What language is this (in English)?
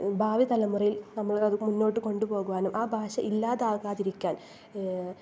Malayalam